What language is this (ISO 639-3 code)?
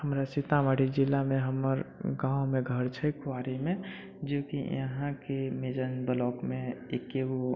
mai